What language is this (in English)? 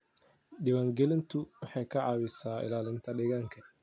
Somali